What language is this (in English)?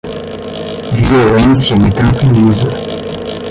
Portuguese